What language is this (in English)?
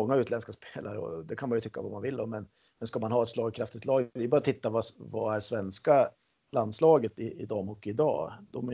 Swedish